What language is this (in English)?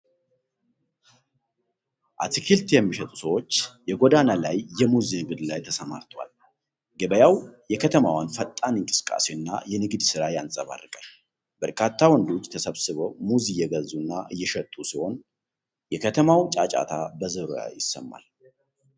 Amharic